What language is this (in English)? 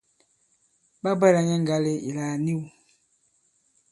Bankon